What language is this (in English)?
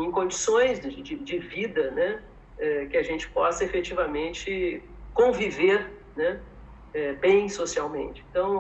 Portuguese